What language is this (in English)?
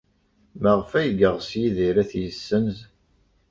Kabyle